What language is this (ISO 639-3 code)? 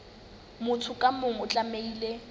sot